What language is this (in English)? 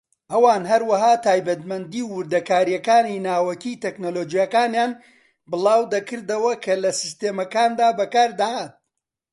Central Kurdish